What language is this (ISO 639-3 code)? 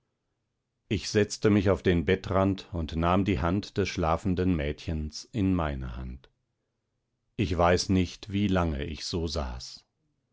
deu